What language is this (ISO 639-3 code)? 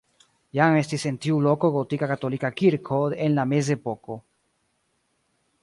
epo